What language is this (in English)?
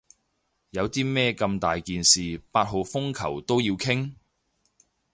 Cantonese